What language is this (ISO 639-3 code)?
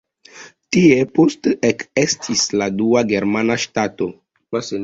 epo